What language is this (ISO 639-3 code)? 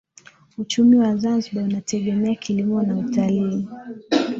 swa